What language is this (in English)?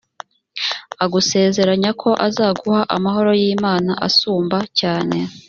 Kinyarwanda